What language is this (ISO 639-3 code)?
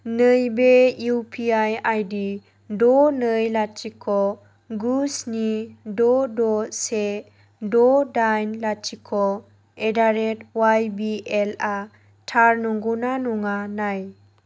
brx